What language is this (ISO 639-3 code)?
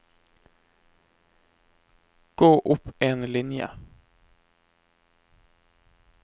nor